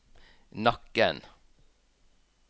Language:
Norwegian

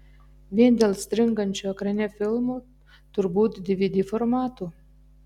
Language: Lithuanian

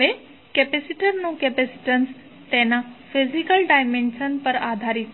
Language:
Gujarati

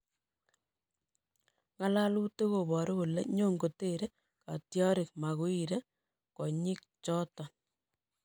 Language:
Kalenjin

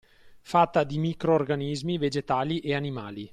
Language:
Italian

